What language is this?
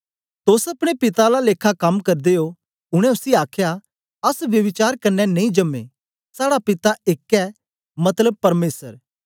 Dogri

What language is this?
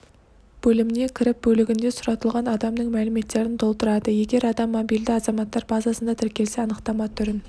Kazakh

